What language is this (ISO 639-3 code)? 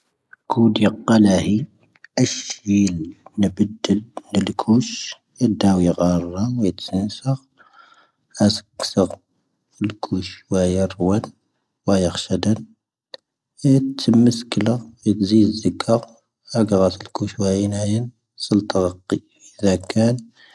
thv